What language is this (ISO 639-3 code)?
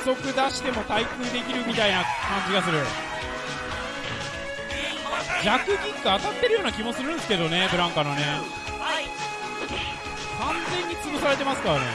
jpn